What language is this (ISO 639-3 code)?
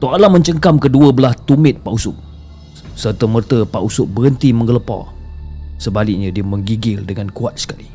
msa